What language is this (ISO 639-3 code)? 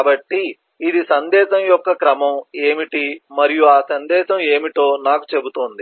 tel